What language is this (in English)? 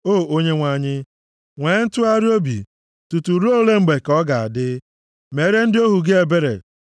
Igbo